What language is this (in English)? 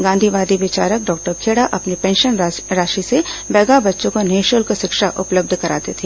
Hindi